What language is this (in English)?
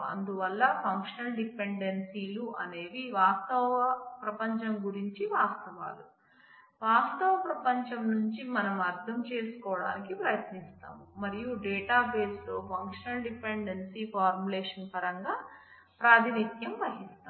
Telugu